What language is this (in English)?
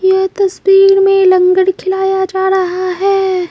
Hindi